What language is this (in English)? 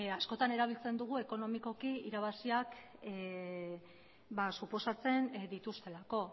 Basque